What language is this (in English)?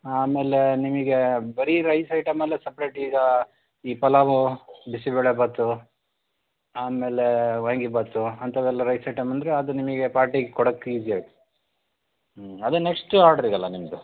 Kannada